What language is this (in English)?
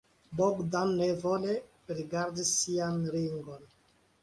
Esperanto